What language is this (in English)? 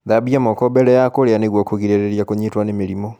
Kikuyu